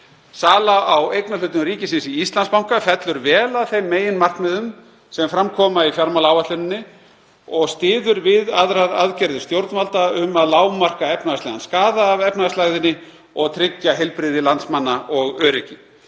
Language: Icelandic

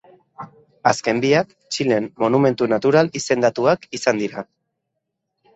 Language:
Basque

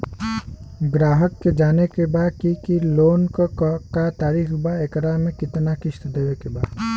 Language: Bhojpuri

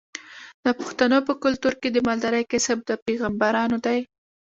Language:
Pashto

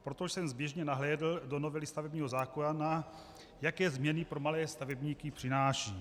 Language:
Czech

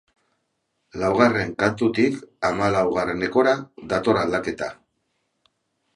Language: Basque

